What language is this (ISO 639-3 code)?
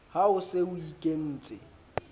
sot